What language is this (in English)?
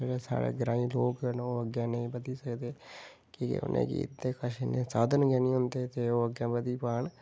Dogri